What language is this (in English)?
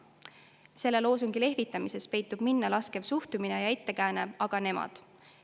Estonian